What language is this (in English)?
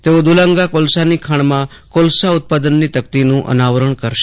Gujarati